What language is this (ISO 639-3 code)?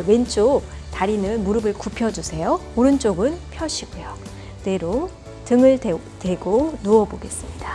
kor